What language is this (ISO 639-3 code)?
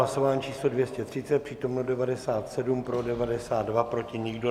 ces